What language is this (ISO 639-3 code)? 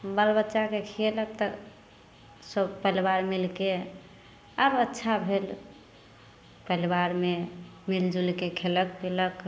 mai